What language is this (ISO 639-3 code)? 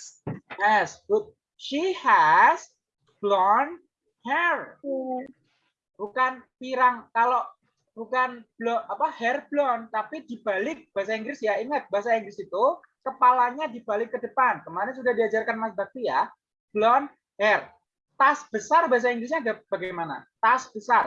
ind